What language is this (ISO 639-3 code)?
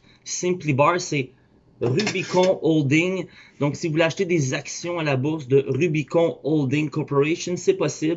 fra